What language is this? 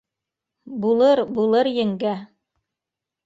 Bashkir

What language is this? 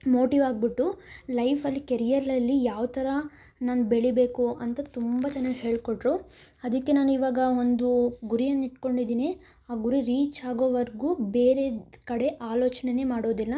Kannada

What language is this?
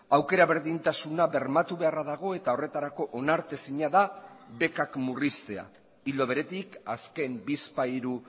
Basque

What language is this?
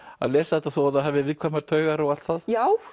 Icelandic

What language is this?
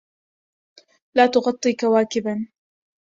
Arabic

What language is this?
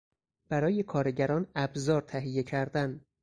Persian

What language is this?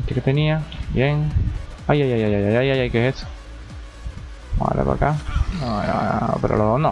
Spanish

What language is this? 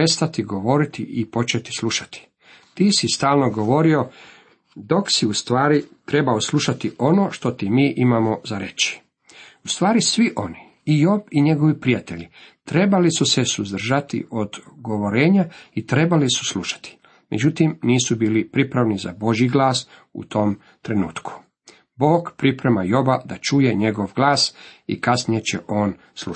Croatian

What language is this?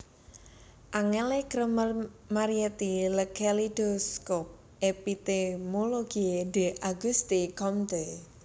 Javanese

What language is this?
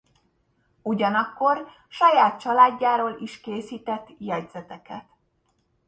Hungarian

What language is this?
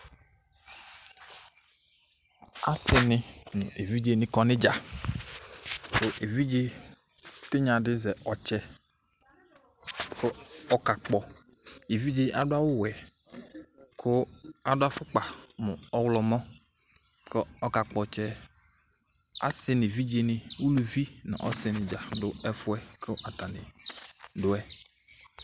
Ikposo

